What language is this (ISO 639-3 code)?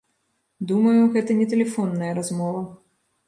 bel